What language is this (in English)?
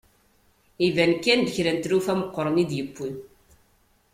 Kabyle